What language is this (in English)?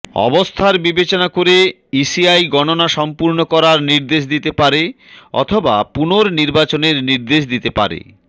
Bangla